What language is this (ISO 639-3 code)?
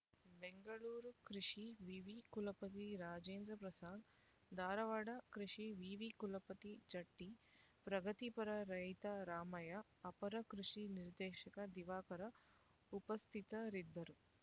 kan